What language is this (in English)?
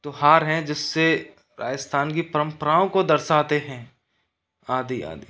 Hindi